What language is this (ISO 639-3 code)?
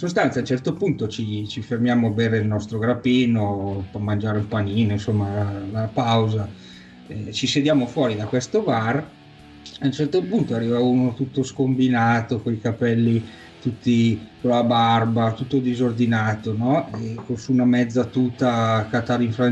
ita